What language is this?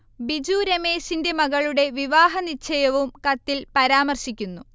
Malayalam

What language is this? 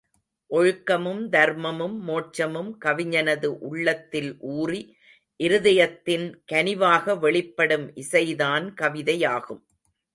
Tamil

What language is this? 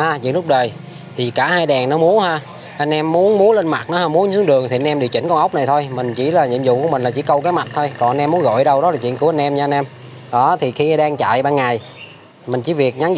Vietnamese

